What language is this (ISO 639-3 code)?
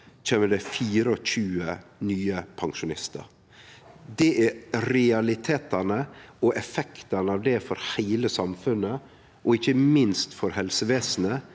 nor